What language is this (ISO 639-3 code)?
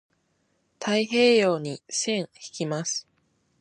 jpn